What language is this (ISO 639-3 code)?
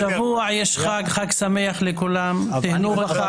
heb